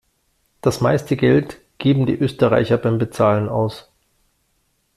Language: German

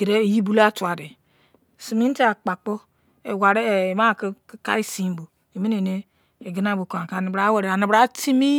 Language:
Izon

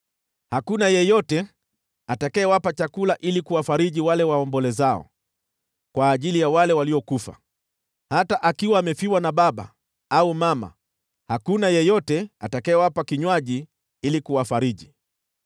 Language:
Swahili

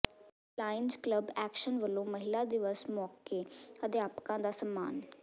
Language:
Punjabi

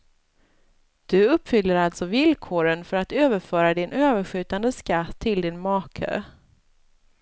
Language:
Swedish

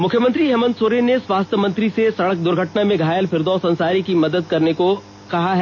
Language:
Hindi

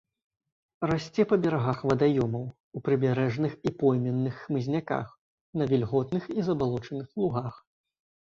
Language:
Belarusian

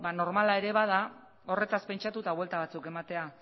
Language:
Basque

